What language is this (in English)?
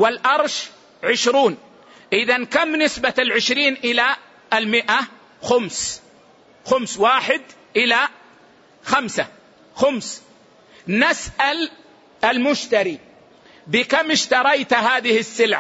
Arabic